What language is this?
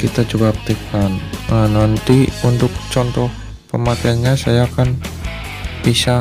Indonesian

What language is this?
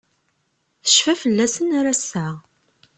Kabyle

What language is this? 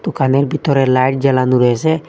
Bangla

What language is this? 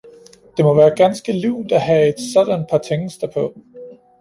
Danish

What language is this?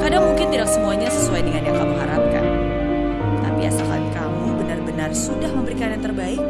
Indonesian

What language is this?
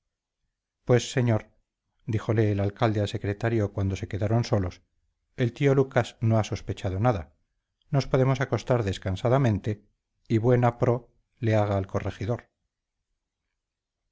Spanish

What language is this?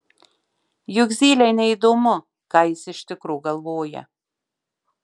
Lithuanian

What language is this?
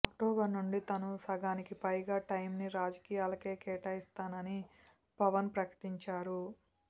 Telugu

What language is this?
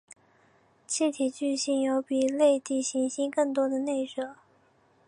Chinese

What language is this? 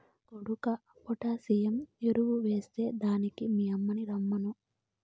Telugu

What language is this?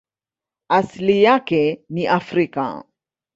Swahili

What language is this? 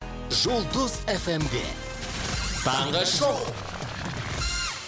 Kazakh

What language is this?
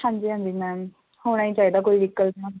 Punjabi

